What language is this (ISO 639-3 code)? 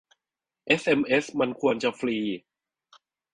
tha